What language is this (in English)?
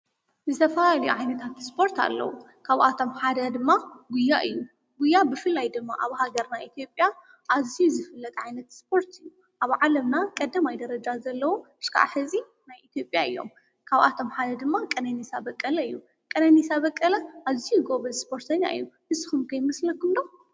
Tigrinya